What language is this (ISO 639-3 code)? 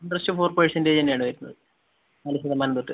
mal